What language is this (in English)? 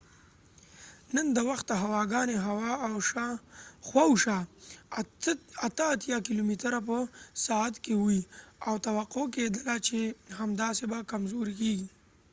Pashto